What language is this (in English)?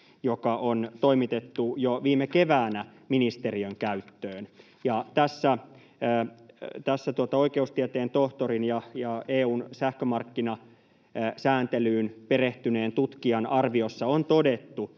Finnish